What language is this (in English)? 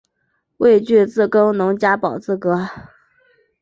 Chinese